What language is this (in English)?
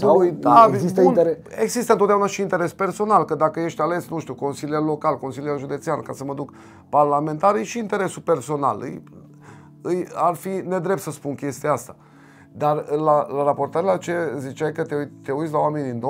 Romanian